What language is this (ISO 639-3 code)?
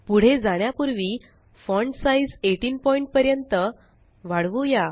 mar